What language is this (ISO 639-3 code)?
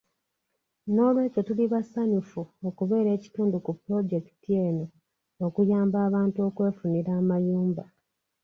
lug